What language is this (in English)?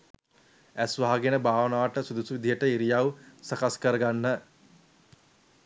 Sinhala